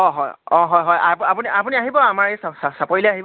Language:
Assamese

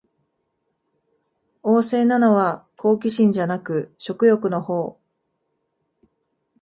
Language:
Japanese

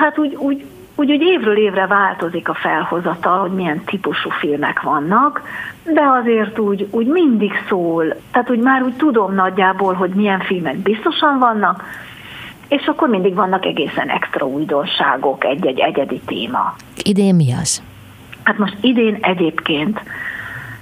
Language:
Hungarian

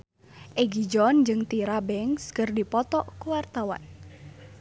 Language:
Sundanese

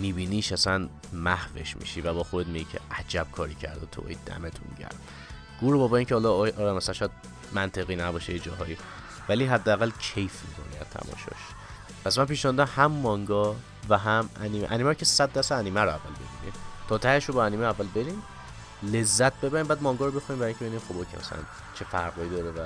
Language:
Persian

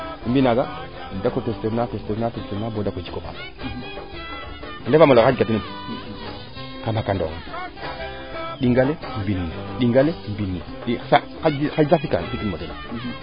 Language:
Serer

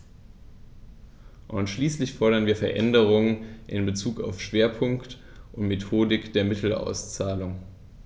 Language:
German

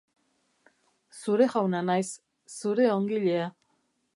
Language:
Basque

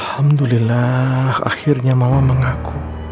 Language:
Indonesian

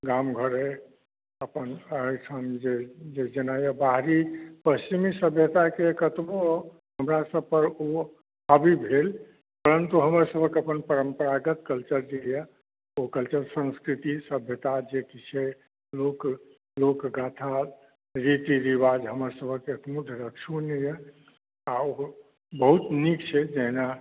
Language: Maithili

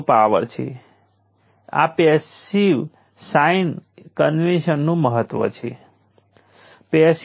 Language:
Gujarati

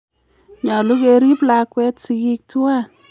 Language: Kalenjin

